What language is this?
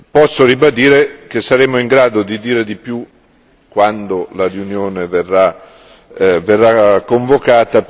Italian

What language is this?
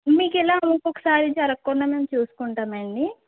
Telugu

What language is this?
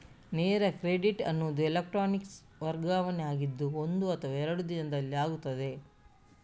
Kannada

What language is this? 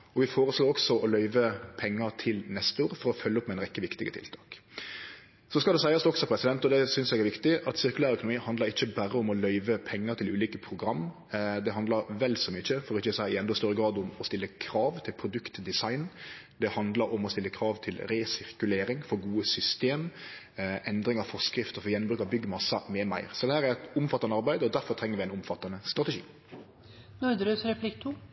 Norwegian Nynorsk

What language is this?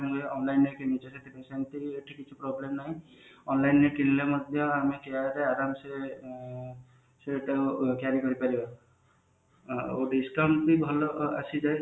Odia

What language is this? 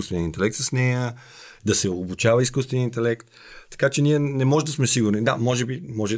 Bulgarian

